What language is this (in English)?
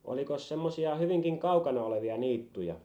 Finnish